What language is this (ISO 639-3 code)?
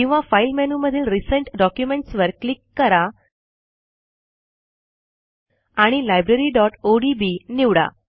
mar